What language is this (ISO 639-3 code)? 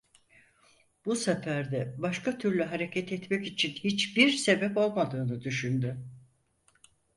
tur